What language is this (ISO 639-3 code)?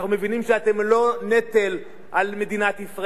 heb